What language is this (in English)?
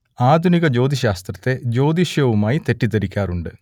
Malayalam